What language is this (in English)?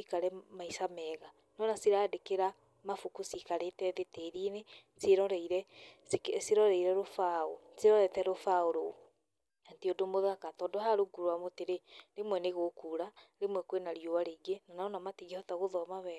Kikuyu